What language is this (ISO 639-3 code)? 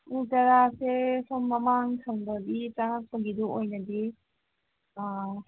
mni